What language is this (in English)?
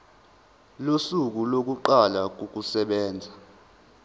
Zulu